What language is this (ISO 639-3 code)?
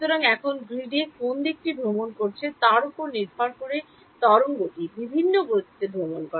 ben